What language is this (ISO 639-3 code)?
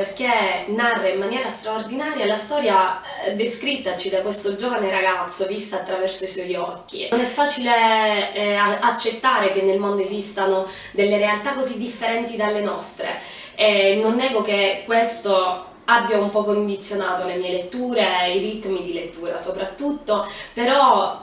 ita